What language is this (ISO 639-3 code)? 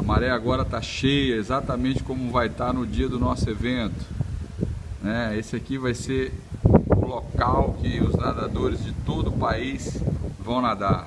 por